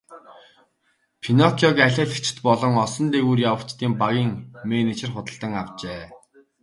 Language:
Mongolian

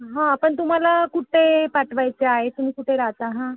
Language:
Marathi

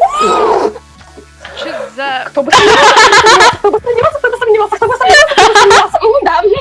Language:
Russian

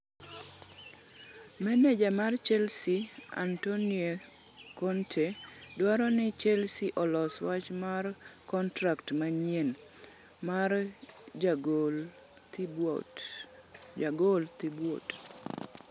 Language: Luo (Kenya and Tanzania)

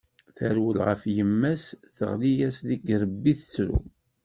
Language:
Kabyle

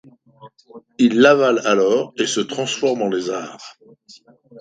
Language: French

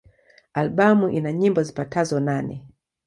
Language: Swahili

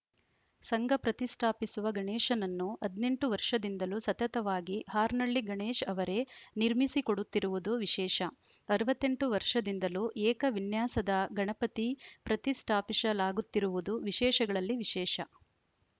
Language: Kannada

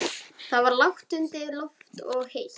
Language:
Icelandic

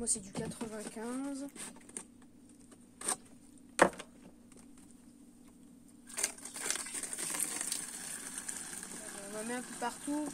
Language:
French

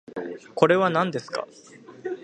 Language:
Japanese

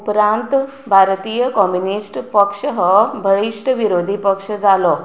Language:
Konkani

